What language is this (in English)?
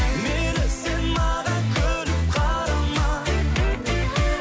Kazakh